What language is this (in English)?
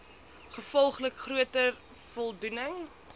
Afrikaans